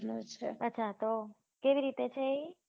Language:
Gujarati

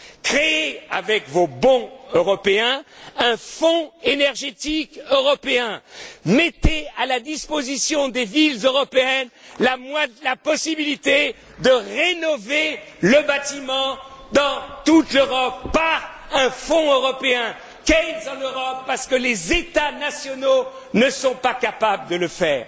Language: French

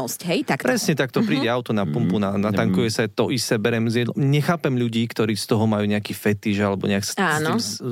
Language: Slovak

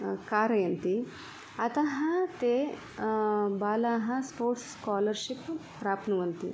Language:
Sanskrit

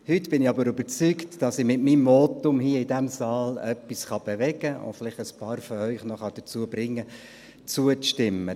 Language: Swiss German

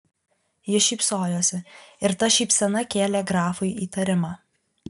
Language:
Lithuanian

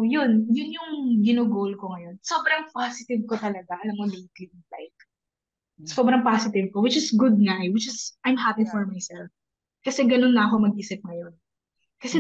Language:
Filipino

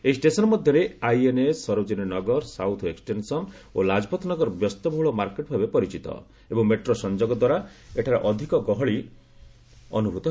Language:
Odia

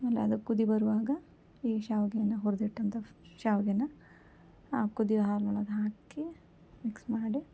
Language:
Kannada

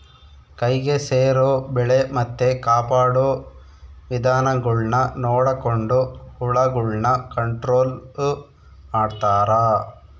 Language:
Kannada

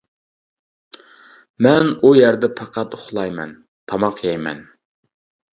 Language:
Uyghur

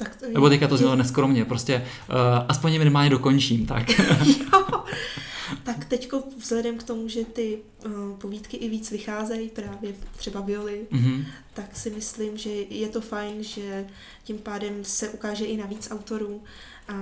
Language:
Czech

